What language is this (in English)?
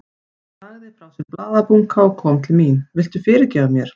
Icelandic